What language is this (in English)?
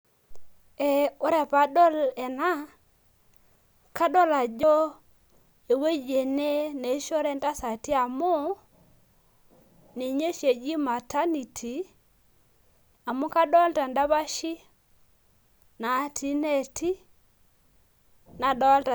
Masai